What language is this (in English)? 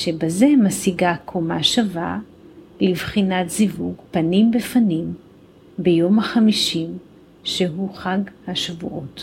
Hebrew